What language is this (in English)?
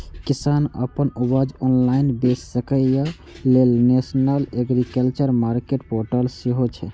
Maithili